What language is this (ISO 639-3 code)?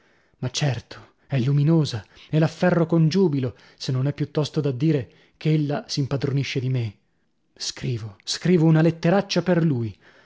ita